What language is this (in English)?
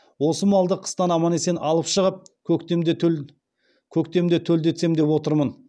Kazakh